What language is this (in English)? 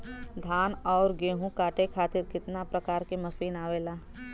Bhojpuri